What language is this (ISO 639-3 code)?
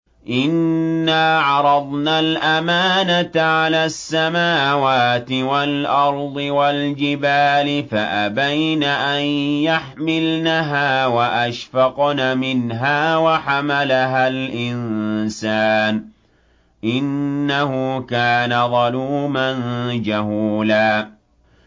ara